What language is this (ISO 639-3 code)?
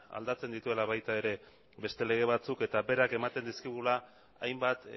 eus